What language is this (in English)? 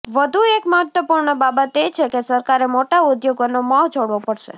Gujarati